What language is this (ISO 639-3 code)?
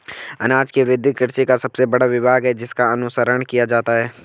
hin